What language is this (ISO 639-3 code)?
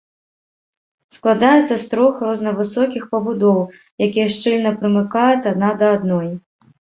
bel